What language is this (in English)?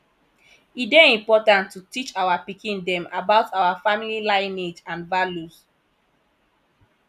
Nigerian Pidgin